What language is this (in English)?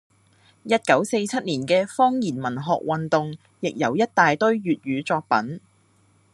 Cantonese